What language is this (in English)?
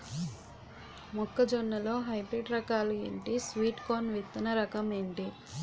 Telugu